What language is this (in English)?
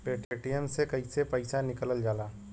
Bhojpuri